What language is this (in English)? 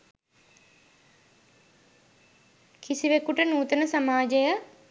Sinhala